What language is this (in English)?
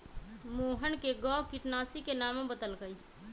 Magahi